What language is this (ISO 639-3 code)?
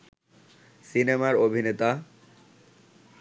ben